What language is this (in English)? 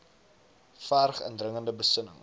Afrikaans